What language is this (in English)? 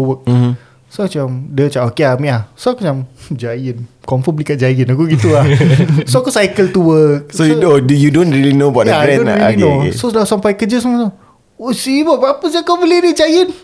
Malay